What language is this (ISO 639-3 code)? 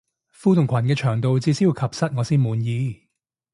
yue